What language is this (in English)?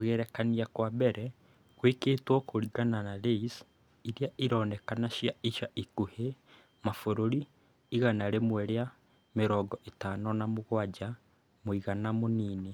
Kikuyu